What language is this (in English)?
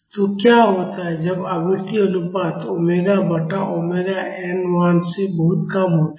Hindi